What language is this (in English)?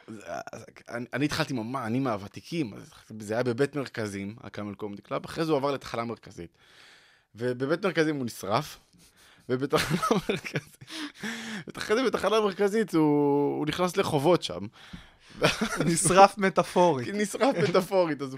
Hebrew